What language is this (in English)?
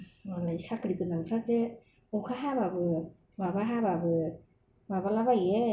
Bodo